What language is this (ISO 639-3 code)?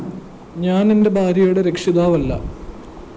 mal